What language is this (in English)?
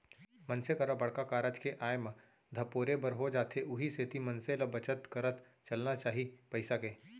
Chhattisgarhi